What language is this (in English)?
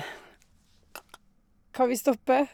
Norwegian